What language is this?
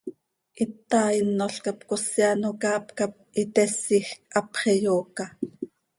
Seri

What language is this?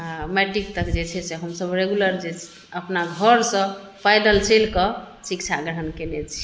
Maithili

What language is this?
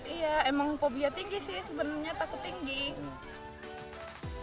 Indonesian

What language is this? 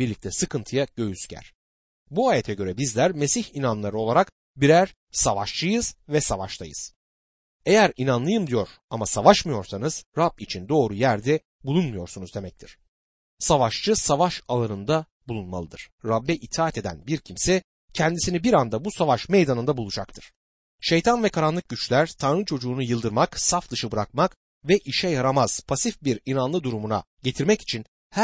Turkish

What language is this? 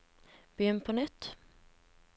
Norwegian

